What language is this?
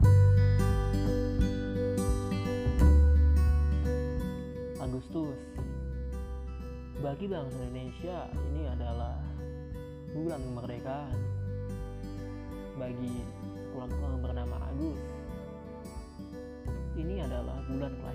Indonesian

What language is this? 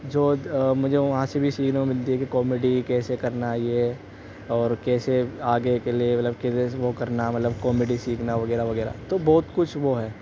Urdu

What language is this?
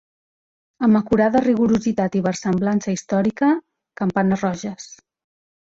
Catalan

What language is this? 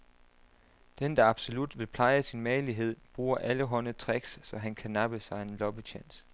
Danish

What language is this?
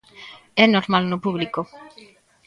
Galician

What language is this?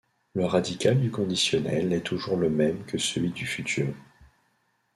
French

